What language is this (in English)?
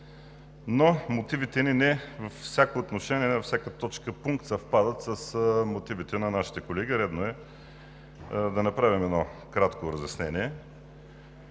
Bulgarian